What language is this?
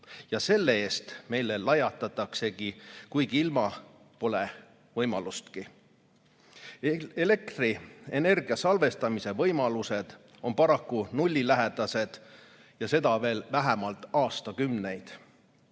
Estonian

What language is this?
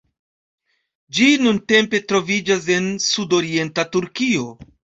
Esperanto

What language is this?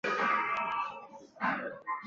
Chinese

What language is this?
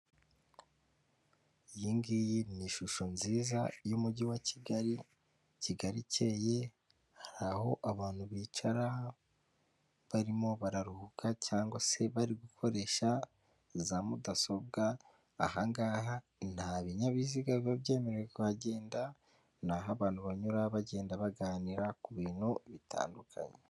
Kinyarwanda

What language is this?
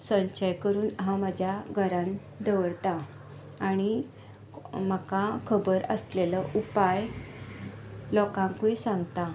Konkani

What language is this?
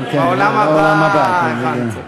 Hebrew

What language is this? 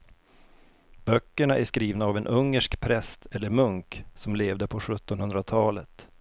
Swedish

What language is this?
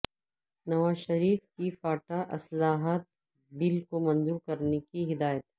Urdu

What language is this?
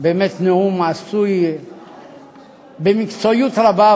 Hebrew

